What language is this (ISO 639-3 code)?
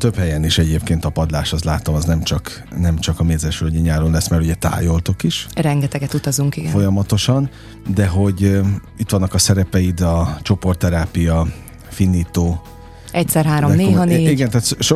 hun